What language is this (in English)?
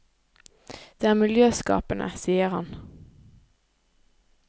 Norwegian